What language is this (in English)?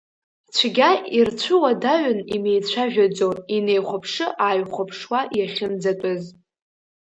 Abkhazian